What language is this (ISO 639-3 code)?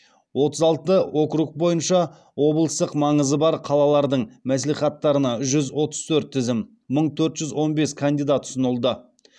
kaz